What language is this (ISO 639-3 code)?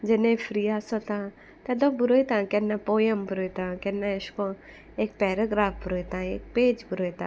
kok